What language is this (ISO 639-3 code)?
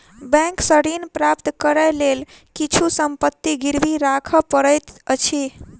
mai